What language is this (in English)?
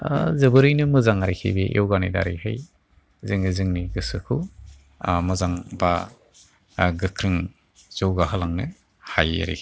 Bodo